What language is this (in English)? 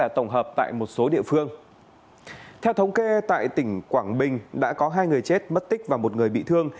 Vietnamese